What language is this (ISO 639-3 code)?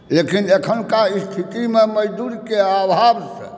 mai